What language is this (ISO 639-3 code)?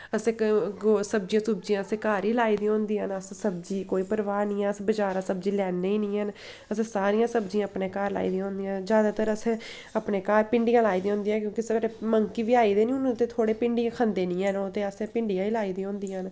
doi